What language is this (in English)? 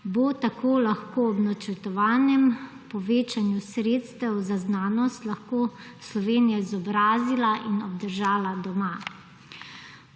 Slovenian